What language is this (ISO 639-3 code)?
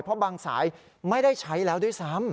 tha